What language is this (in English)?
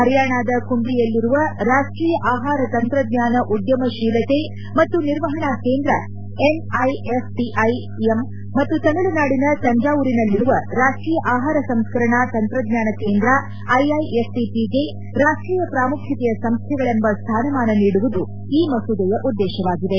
Kannada